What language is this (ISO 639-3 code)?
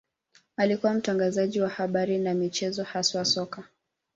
swa